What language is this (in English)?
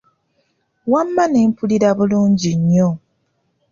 Ganda